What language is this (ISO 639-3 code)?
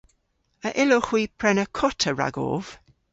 cor